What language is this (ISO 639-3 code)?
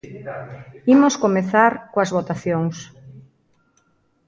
glg